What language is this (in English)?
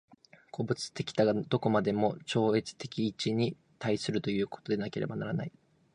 Japanese